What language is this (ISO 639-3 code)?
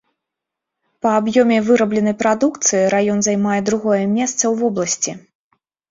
bel